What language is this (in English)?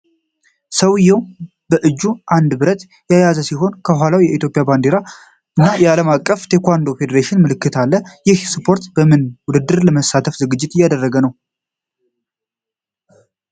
Amharic